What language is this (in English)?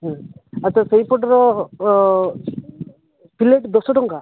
Odia